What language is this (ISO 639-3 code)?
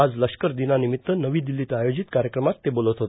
mar